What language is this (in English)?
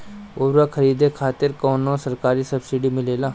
Bhojpuri